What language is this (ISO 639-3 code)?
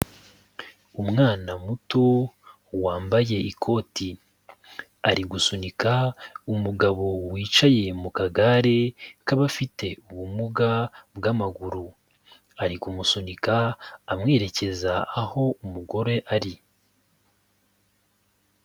kin